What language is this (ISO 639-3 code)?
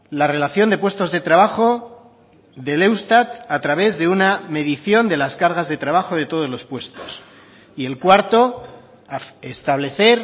spa